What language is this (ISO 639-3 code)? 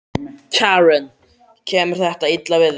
isl